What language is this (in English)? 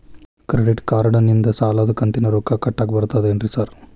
Kannada